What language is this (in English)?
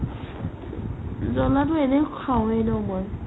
Assamese